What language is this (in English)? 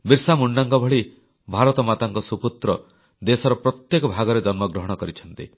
Odia